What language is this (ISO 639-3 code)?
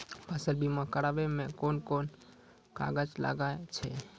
mai